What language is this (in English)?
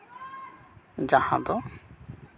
Santali